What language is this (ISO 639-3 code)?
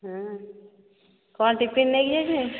ori